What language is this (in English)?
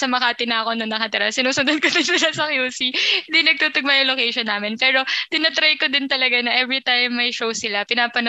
Filipino